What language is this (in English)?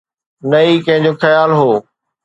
Sindhi